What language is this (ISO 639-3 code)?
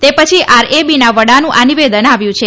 guj